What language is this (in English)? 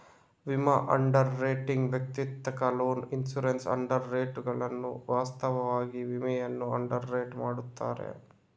Kannada